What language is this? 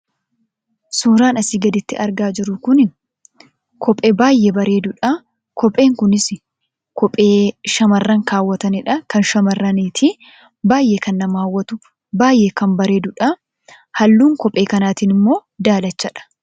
Oromo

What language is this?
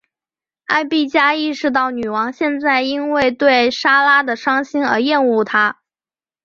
Chinese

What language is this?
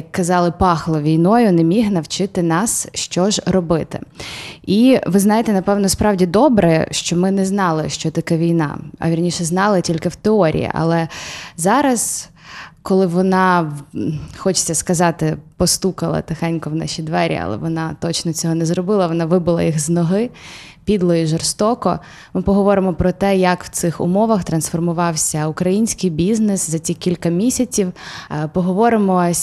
Ukrainian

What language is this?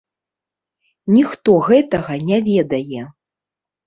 Belarusian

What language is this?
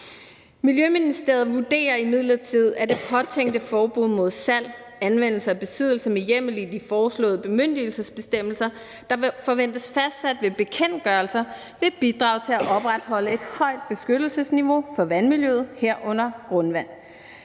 Danish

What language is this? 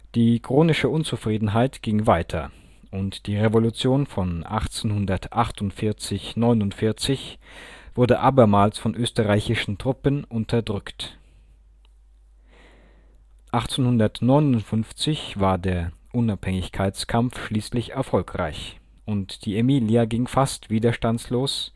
German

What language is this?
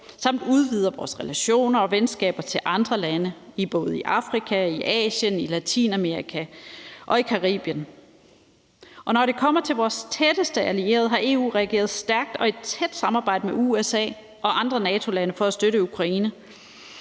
Danish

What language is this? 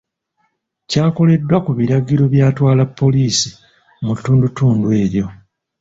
Ganda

